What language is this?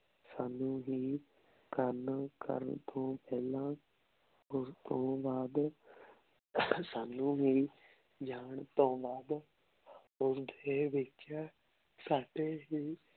Punjabi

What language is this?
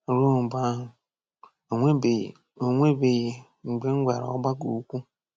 Igbo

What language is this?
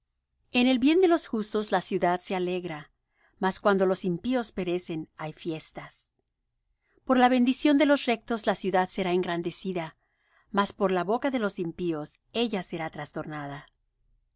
Spanish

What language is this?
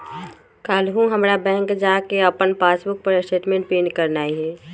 Magahi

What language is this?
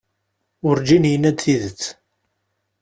Kabyle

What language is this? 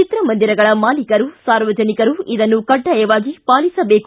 Kannada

